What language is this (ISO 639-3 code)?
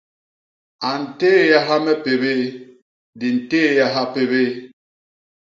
bas